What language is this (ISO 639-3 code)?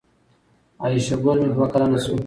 pus